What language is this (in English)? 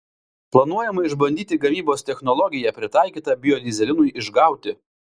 Lithuanian